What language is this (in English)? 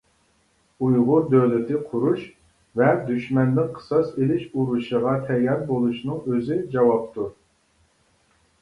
Uyghur